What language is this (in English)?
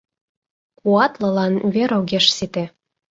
Mari